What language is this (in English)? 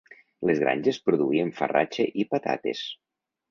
Catalan